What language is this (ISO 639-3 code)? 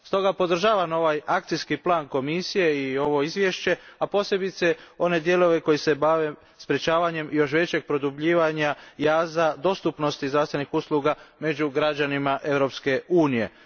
hrv